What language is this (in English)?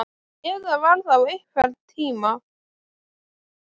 Icelandic